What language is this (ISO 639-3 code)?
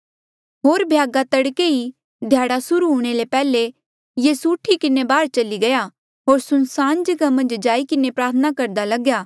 mjl